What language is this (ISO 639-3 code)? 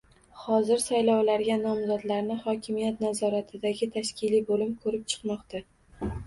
uzb